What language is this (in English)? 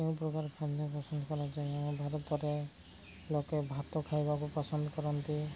Odia